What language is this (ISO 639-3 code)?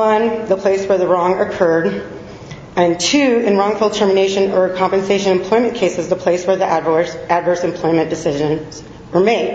eng